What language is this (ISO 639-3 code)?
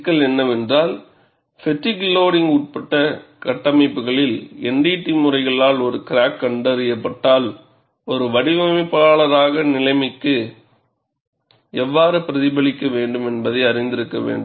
tam